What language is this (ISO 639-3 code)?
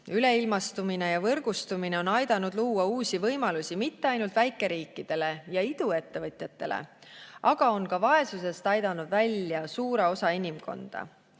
est